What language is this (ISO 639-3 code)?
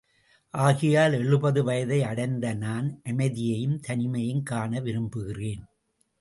tam